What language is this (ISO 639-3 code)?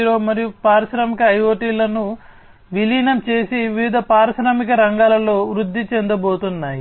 tel